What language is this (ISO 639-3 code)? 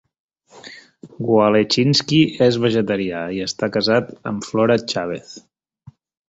cat